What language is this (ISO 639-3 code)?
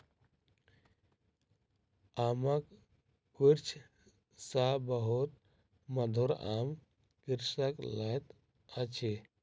mai